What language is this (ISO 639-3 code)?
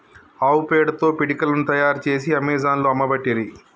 tel